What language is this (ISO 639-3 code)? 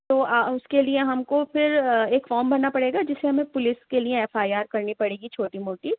urd